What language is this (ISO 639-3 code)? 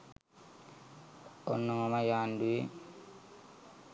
sin